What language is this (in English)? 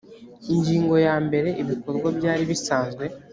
Kinyarwanda